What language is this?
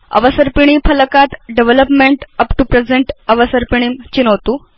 Sanskrit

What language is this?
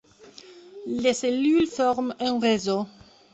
French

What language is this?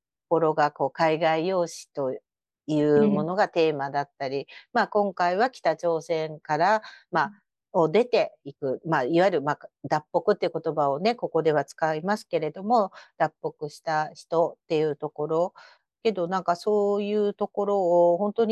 Japanese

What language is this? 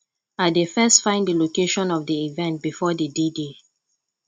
Nigerian Pidgin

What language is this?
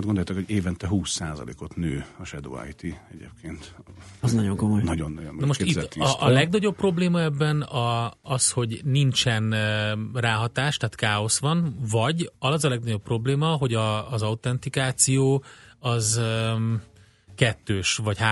Hungarian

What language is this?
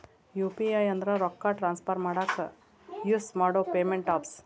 Kannada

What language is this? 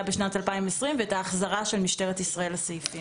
Hebrew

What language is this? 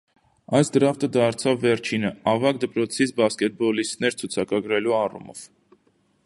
Armenian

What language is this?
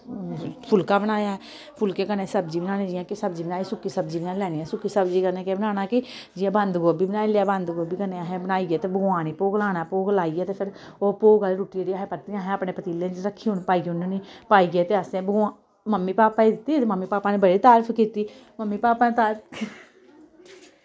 Dogri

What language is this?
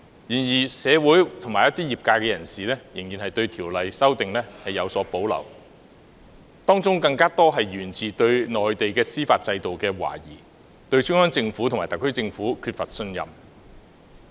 Cantonese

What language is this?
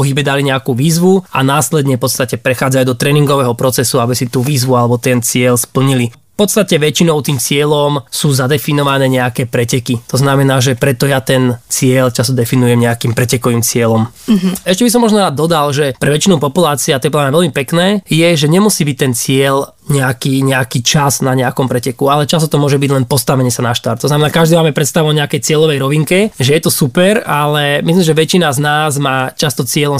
Slovak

